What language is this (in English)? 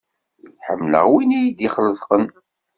Kabyle